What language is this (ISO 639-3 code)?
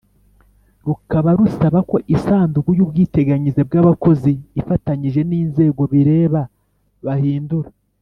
kin